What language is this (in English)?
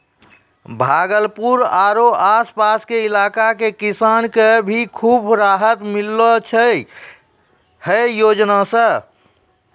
Maithili